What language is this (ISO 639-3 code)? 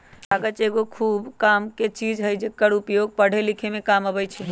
mag